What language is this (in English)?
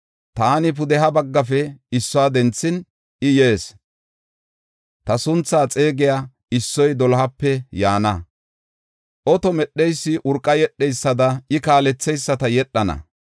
Gofa